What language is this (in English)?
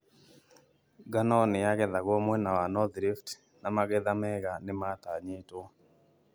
Kikuyu